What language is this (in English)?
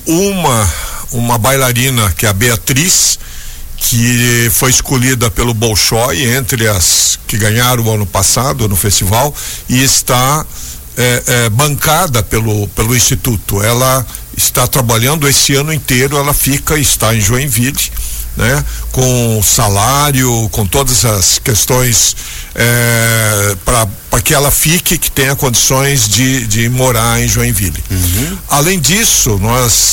Portuguese